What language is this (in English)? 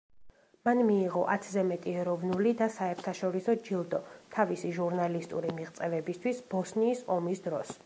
Georgian